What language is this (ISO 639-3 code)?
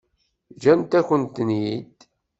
kab